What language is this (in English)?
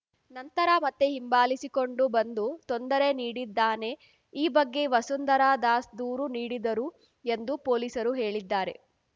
Kannada